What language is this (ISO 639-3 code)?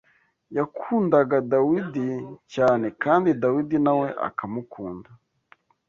kin